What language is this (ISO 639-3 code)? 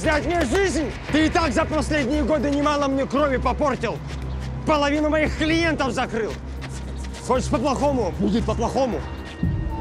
rus